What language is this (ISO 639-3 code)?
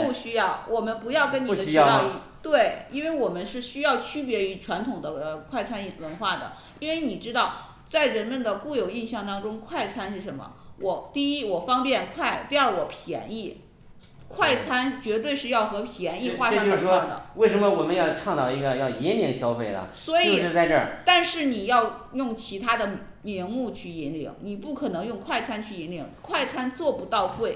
zho